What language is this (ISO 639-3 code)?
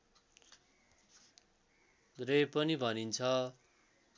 nep